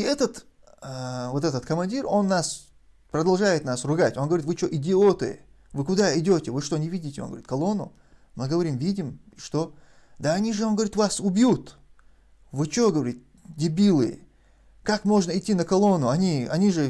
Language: Russian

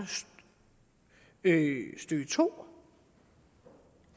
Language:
Danish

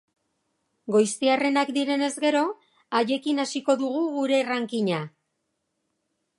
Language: Basque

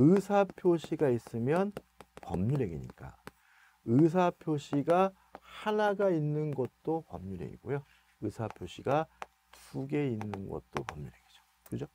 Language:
Korean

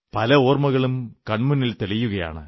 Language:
Malayalam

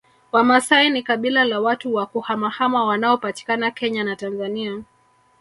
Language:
Swahili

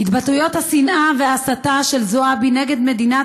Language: Hebrew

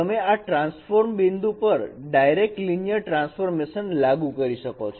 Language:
Gujarati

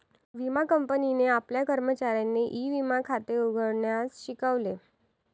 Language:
Marathi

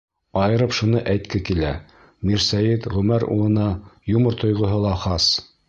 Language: Bashkir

